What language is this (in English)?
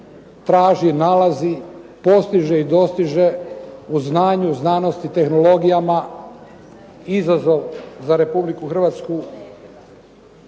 Croatian